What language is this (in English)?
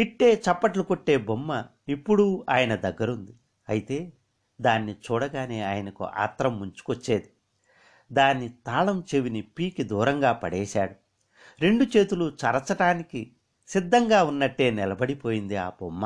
Telugu